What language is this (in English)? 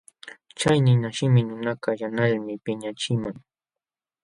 Jauja Wanca Quechua